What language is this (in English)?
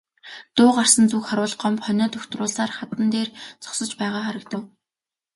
Mongolian